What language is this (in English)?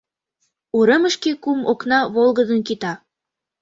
Mari